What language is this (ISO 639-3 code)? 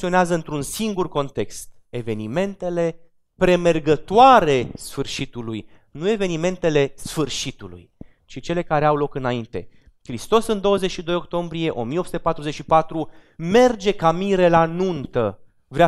ron